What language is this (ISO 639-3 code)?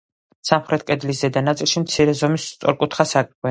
kat